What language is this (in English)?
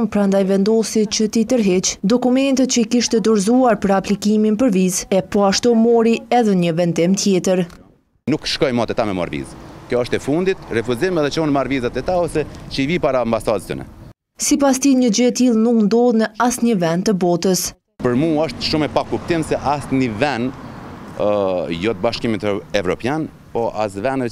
Romanian